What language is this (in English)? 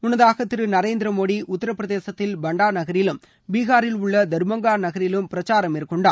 Tamil